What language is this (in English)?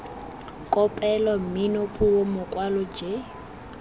Tswana